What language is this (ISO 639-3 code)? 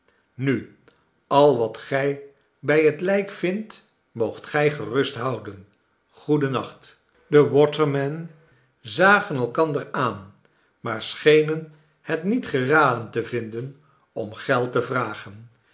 nld